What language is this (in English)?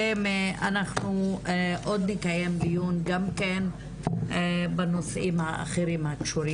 Hebrew